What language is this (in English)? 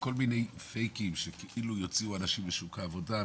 Hebrew